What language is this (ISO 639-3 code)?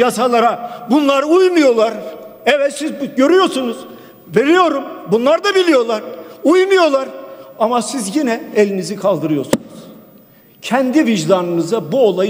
tur